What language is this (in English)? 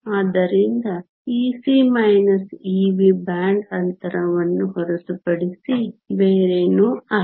Kannada